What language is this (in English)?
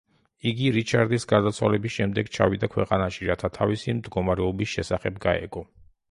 Georgian